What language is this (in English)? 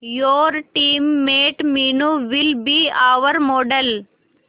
Hindi